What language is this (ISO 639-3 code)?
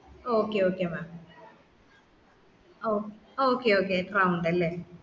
mal